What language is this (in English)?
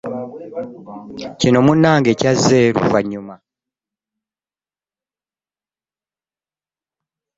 Ganda